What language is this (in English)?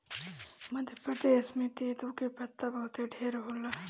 Bhojpuri